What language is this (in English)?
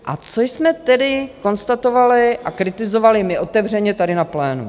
Czech